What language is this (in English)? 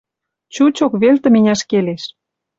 Western Mari